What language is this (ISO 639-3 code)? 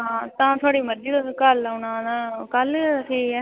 doi